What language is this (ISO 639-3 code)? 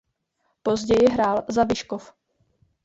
ces